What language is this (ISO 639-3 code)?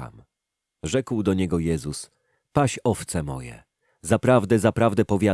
pol